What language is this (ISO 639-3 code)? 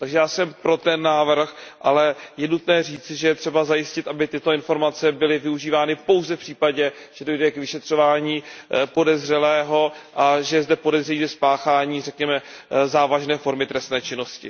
ces